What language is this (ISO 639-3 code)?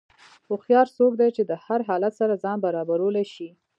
pus